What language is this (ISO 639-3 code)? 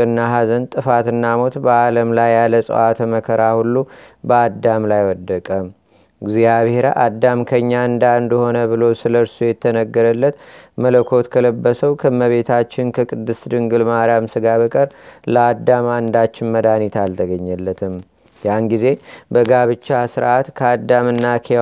amh